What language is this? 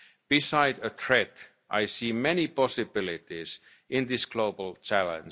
English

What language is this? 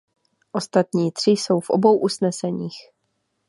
Czech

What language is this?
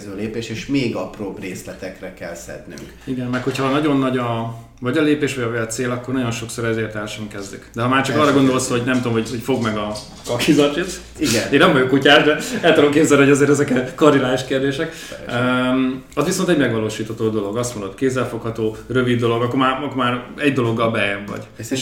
Hungarian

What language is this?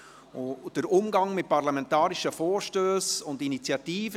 Swiss German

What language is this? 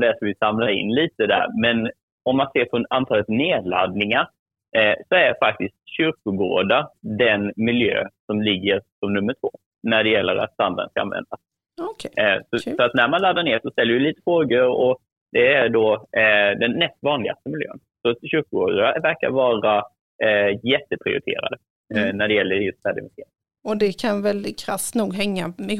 Swedish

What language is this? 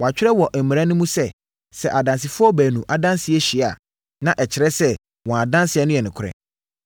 Akan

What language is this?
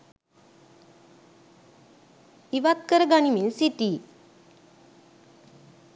Sinhala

